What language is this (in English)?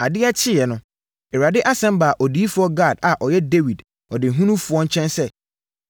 Akan